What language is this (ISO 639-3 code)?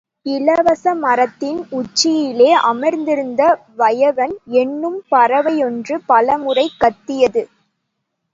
tam